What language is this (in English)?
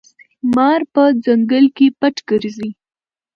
Pashto